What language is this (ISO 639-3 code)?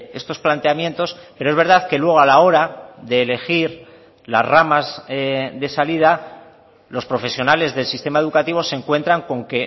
spa